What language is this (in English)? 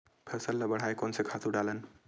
Chhattisgarhi